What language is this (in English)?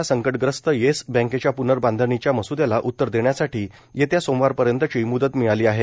Marathi